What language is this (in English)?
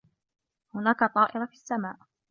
Arabic